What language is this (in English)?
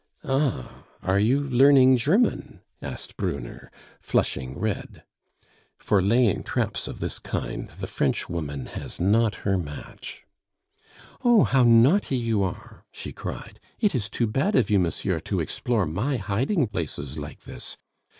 English